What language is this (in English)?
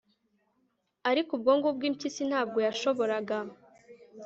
Kinyarwanda